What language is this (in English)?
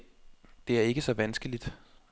Danish